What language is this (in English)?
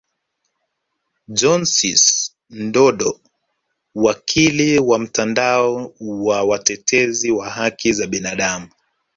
Swahili